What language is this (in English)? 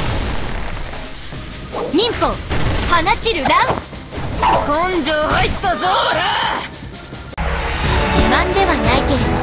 Japanese